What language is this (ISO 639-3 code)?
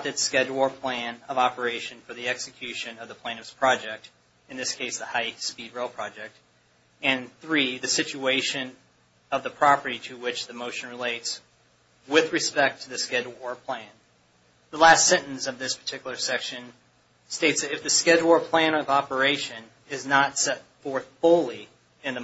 eng